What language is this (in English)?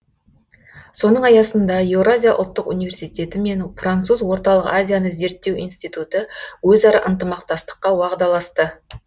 Kazakh